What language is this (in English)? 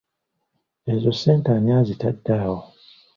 Ganda